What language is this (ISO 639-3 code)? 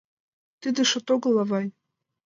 chm